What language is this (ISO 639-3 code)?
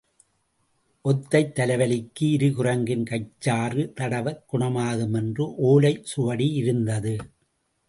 tam